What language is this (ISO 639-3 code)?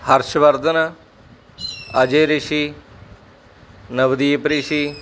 pan